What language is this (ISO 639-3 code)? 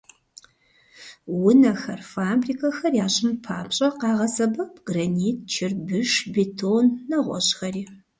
kbd